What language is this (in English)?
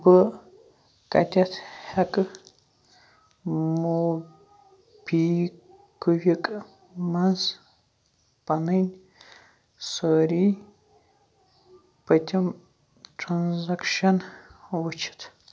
Kashmiri